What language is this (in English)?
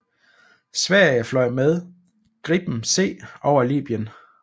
Danish